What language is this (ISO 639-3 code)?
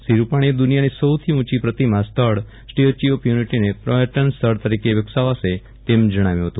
guj